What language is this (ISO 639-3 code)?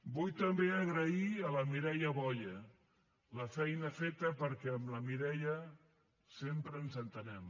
cat